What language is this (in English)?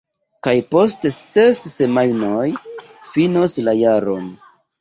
Esperanto